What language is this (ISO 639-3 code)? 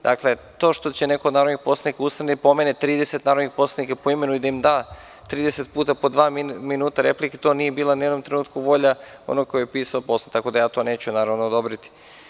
srp